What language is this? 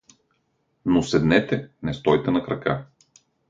Bulgarian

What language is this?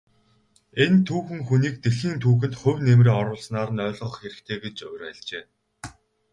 Mongolian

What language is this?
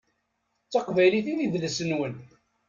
Kabyle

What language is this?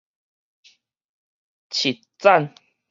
Min Nan Chinese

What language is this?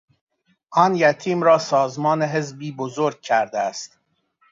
Persian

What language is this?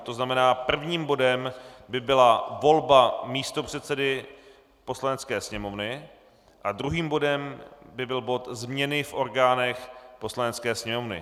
Czech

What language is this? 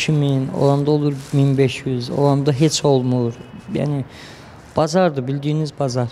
Turkish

